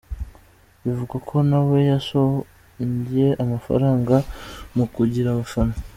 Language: Kinyarwanda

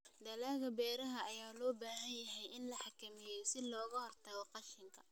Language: Somali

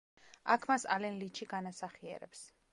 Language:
Georgian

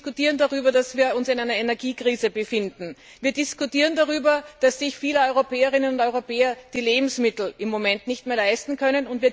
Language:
German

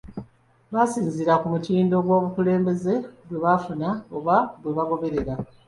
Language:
Ganda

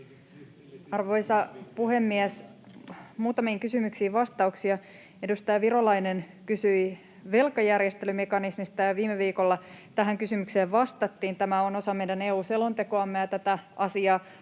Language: Finnish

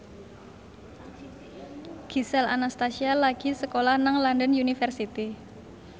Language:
Javanese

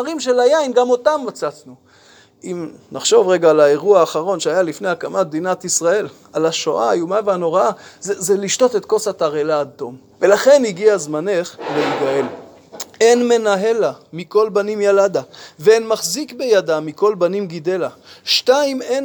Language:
Hebrew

